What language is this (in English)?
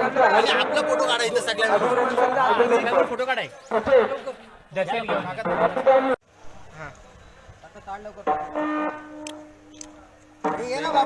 Marathi